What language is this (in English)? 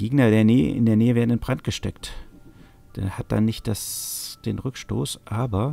German